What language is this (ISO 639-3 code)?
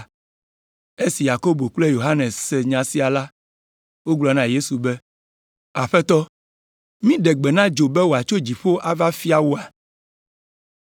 ewe